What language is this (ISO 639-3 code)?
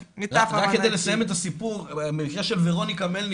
heb